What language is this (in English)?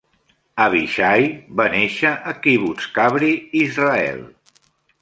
Catalan